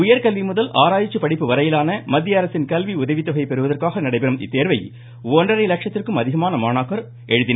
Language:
Tamil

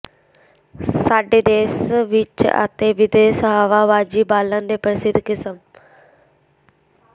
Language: Punjabi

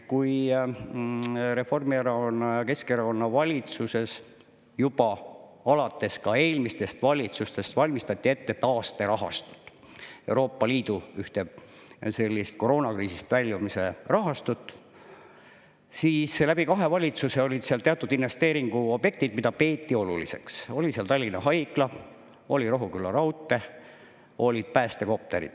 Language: Estonian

